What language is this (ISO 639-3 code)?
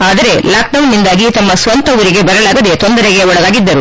kan